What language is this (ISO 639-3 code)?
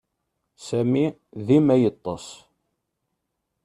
kab